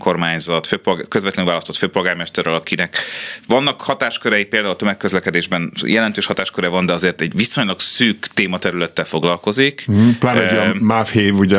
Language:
Hungarian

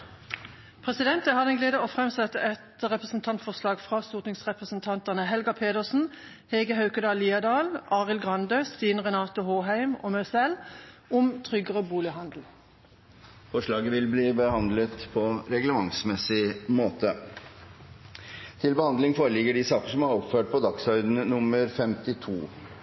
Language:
Norwegian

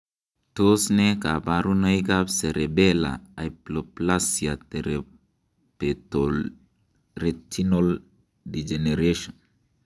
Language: Kalenjin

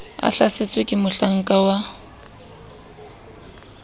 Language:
Southern Sotho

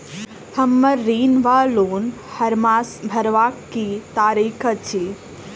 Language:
Maithili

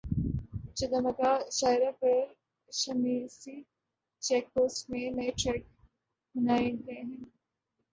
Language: Urdu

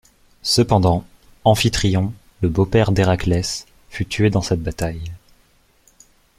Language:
French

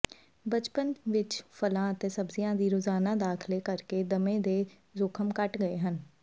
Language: Punjabi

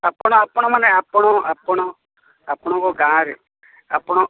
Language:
Odia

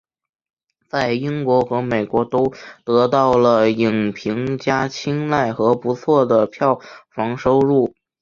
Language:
Chinese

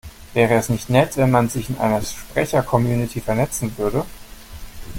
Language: German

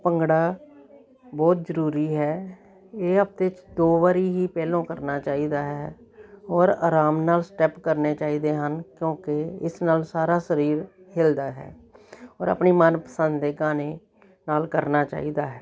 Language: Punjabi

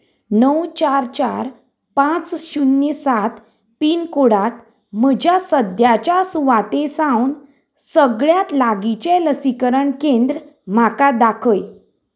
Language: Konkani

